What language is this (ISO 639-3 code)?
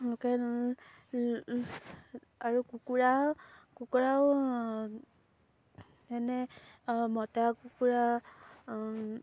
asm